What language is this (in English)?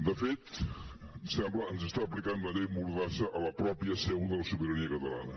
Catalan